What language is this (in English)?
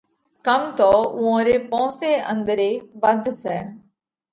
Parkari Koli